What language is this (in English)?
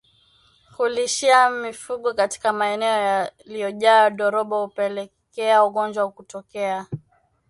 Swahili